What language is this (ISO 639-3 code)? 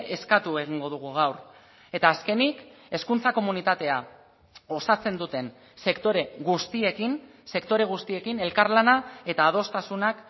eus